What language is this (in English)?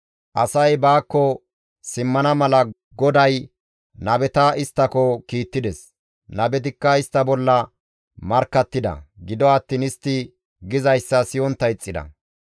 Gamo